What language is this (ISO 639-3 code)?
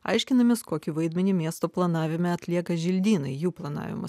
lit